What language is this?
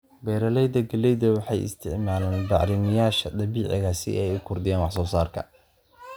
Somali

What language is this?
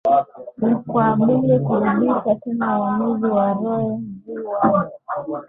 Swahili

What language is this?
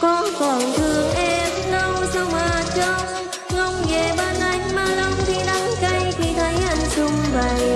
Vietnamese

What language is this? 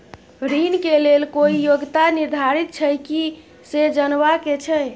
Maithili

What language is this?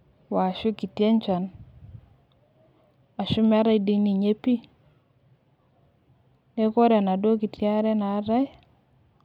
Masai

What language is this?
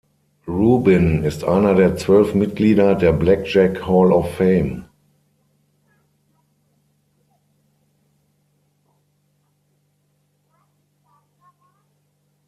German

